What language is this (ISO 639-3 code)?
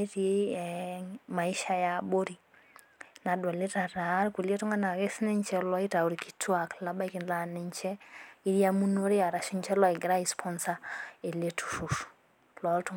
mas